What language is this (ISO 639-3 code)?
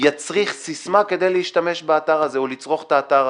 heb